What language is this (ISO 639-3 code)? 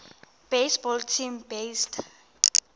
xho